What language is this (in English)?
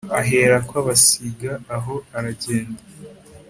Kinyarwanda